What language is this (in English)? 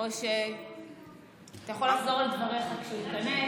Hebrew